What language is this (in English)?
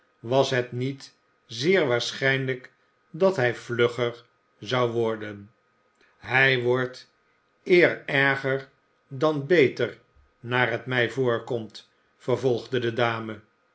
Dutch